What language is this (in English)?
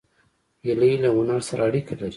Pashto